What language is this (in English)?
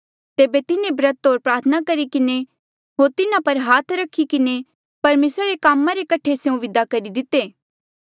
Mandeali